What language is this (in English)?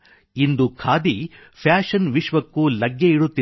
Kannada